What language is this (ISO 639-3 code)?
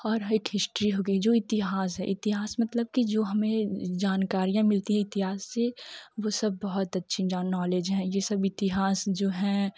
hin